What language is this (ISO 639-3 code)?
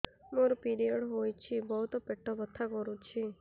ori